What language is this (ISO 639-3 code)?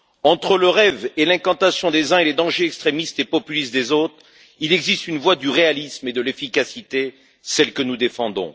fra